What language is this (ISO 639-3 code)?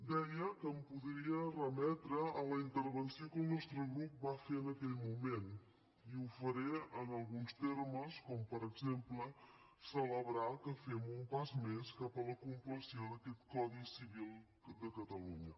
cat